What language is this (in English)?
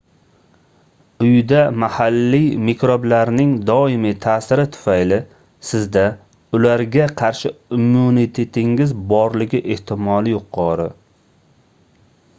Uzbek